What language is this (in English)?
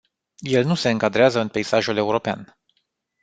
Romanian